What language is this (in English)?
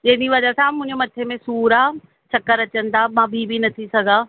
Sindhi